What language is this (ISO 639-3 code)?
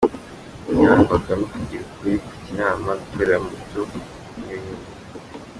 kin